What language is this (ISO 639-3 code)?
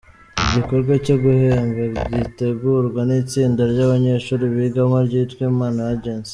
kin